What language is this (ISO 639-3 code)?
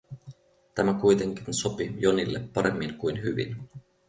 fin